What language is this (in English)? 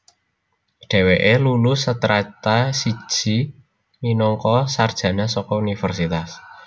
Javanese